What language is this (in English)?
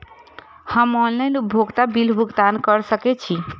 Maithili